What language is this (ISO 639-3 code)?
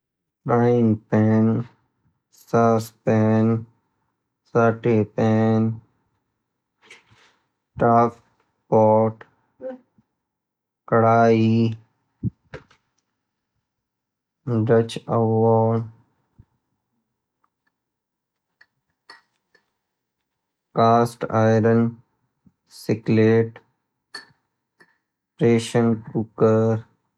gbm